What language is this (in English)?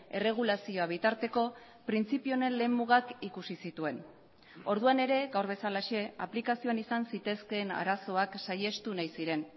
Basque